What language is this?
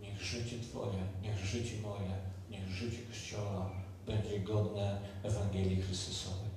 Polish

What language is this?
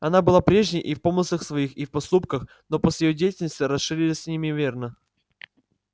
Russian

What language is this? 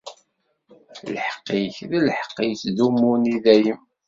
Kabyle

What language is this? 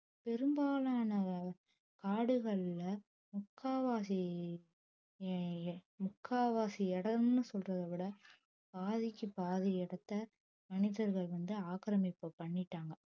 Tamil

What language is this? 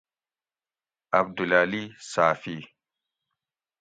Gawri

